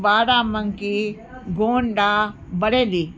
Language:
Sindhi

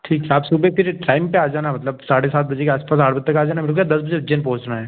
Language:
Hindi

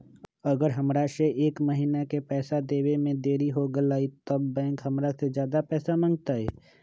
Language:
Magahi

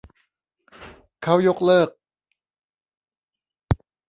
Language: Thai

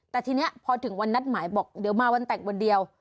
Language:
Thai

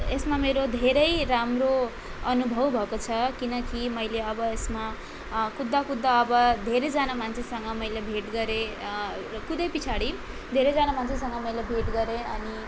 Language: Nepali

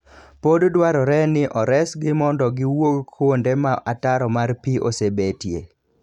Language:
Luo (Kenya and Tanzania)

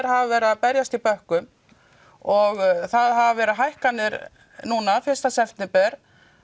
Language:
Icelandic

